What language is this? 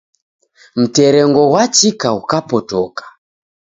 Taita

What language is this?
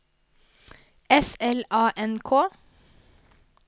Norwegian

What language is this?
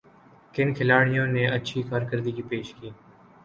Urdu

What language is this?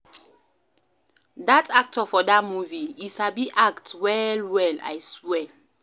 Nigerian Pidgin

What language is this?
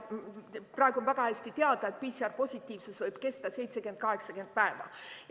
Estonian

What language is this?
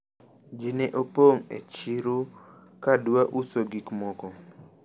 Luo (Kenya and Tanzania)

